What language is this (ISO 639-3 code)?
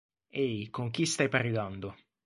ita